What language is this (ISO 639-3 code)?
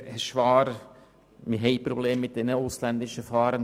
gsw